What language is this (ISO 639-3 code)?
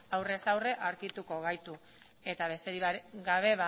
eus